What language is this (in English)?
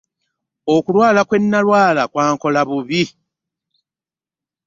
Ganda